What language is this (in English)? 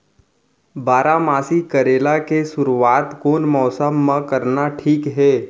Chhattisgarhi